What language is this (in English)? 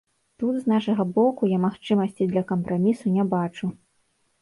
Belarusian